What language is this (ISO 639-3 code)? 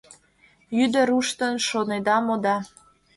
chm